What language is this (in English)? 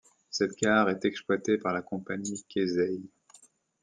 French